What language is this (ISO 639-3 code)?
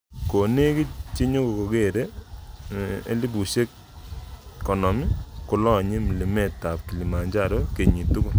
kln